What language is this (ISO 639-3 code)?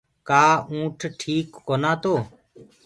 ggg